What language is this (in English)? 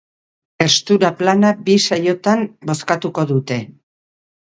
Basque